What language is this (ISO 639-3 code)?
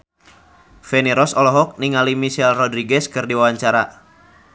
sun